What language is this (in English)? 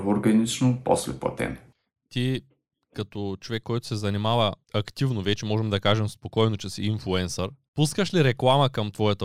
Bulgarian